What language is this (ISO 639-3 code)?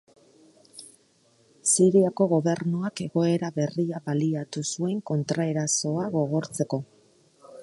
eus